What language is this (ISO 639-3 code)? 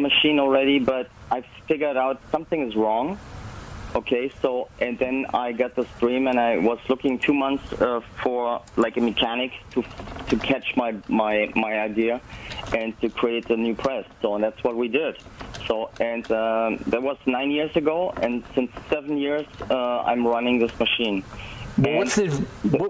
eng